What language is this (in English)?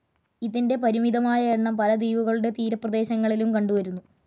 Malayalam